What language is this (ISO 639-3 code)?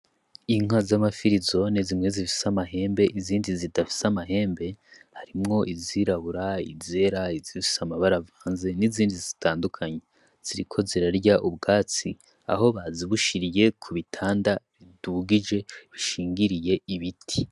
run